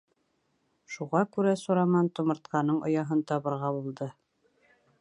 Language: Bashkir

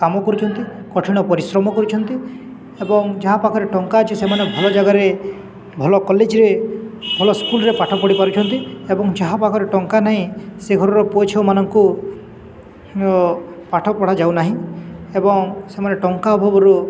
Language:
Odia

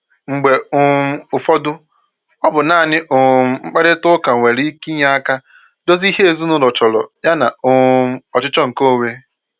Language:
Igbo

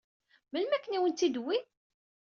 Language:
Kabyle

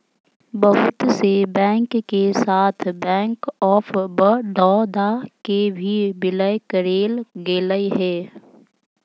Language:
Magahi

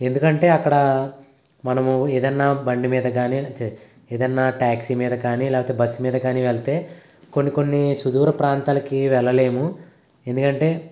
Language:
Telugu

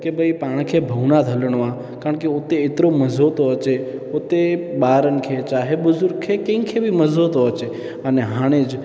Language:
Sindhi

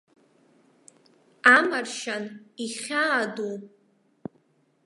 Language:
Abkhazian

